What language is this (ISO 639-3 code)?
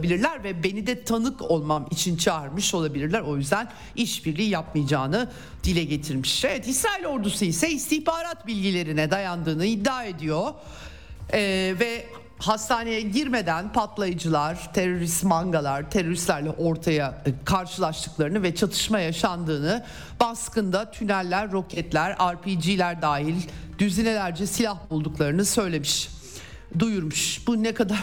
tur